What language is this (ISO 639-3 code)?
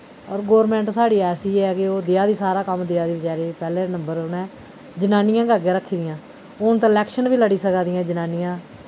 doi